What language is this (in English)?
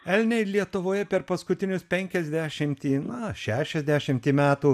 Lithuanian